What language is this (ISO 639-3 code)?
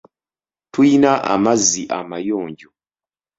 lug